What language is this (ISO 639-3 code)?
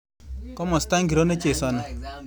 kln